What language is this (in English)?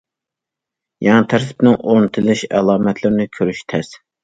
Uyghur